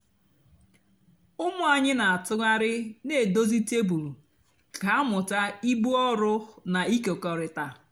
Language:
Igbo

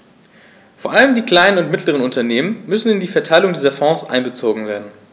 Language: German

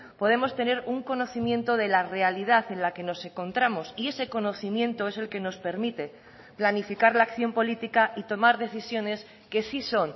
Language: Spanish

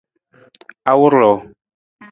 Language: Nawdm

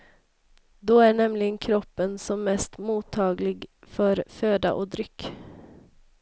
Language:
Swedish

